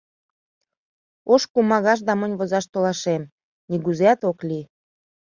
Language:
Mari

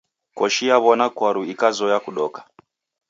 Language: Taita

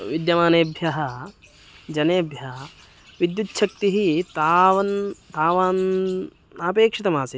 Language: Sanskrit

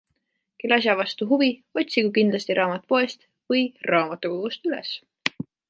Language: Estonian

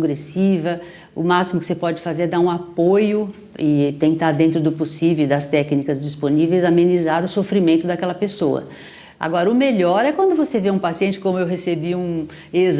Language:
Portuguese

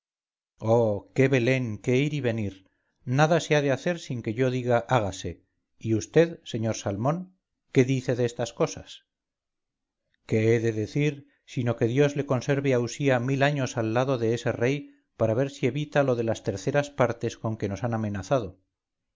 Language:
Spanish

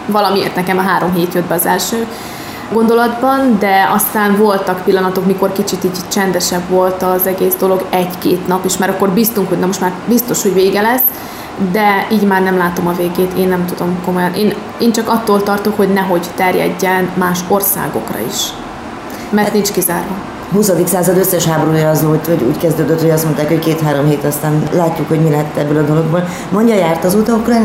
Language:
Hungarian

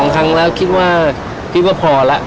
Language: Thai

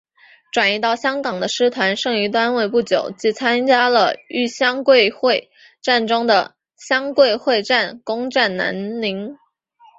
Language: Chinese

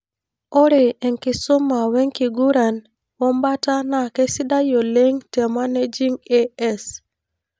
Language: Masai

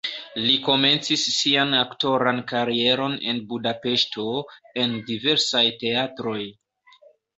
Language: Esperanto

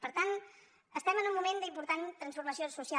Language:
Catalan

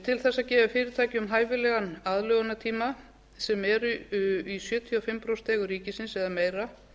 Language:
Icelandic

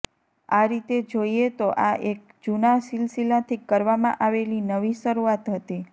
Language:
Gujarati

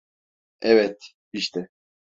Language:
Turkish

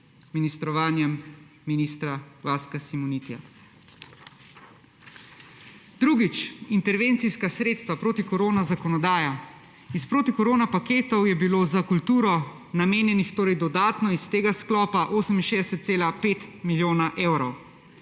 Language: Slovenian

